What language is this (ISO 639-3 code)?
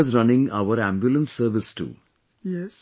eng